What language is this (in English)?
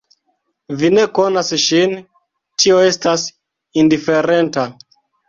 Esperanto